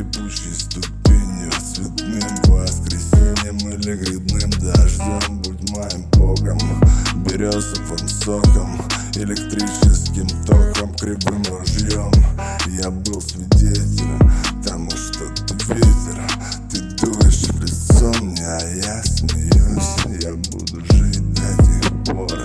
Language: Russian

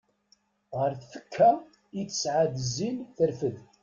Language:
Kabyle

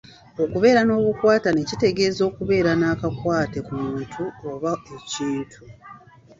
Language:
Ganda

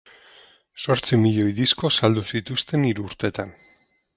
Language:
Basque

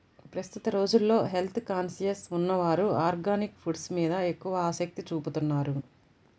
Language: Telugu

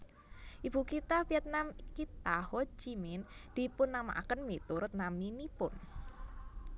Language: Javanese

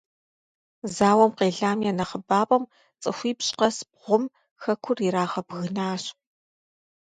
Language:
Kabardian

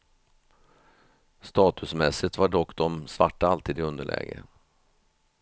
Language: Swedish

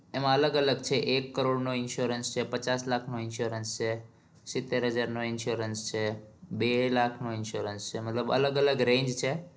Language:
Gujarati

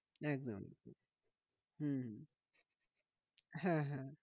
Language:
Bangla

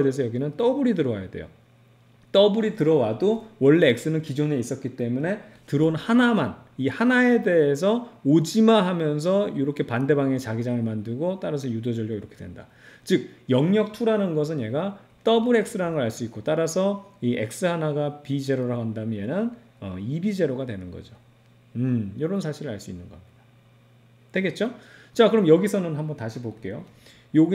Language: Korean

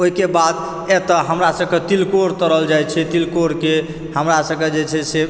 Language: Maithili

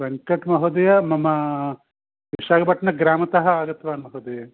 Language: Sanskrit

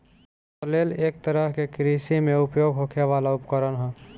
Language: Bhojpuri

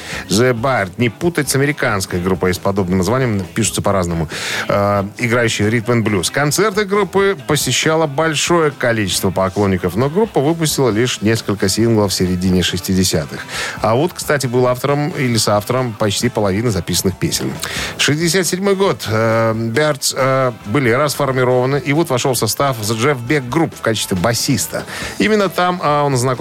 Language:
Russian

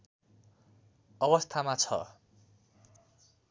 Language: Nepali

